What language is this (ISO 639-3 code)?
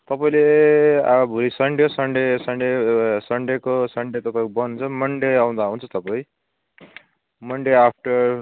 nep